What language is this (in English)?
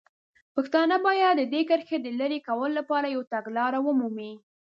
Pashto